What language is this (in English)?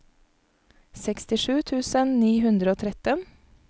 Norwegian